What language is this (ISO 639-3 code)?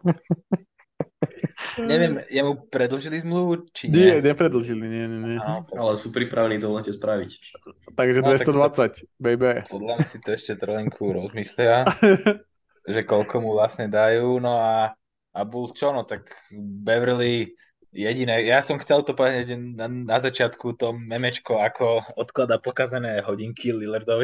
slk